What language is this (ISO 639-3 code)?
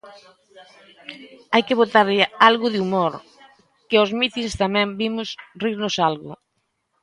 glg